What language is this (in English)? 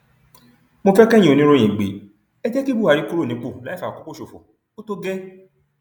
Yoruba